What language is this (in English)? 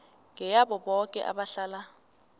South Ndebele